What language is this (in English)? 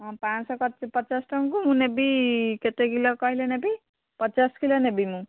Odia